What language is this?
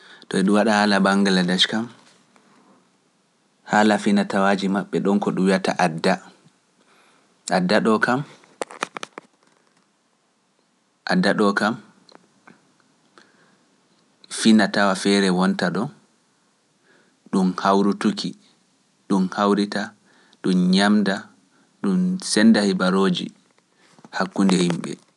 Pular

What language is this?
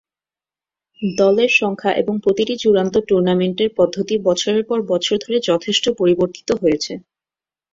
Bangla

